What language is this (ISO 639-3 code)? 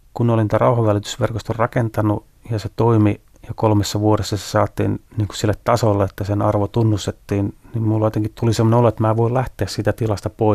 fin